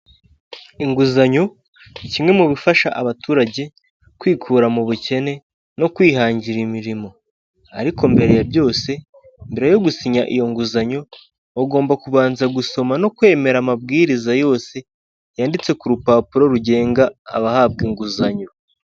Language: Kinyarwanda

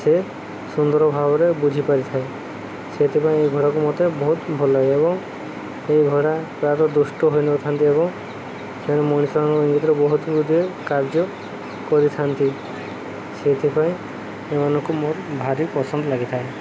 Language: Odia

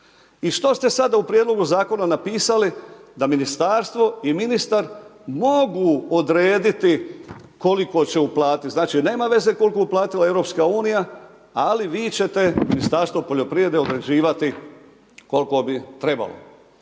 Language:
Croatian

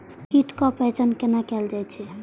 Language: Maithili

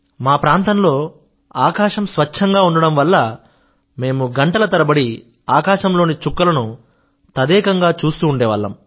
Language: Telugu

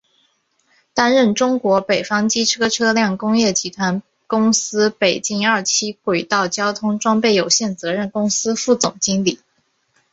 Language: Chinese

